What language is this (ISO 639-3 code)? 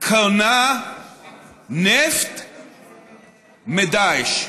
heb